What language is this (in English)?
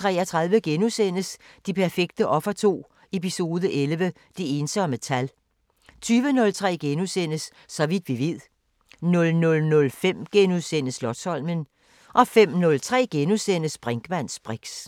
Danish